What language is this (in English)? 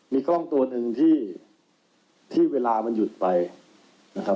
Thai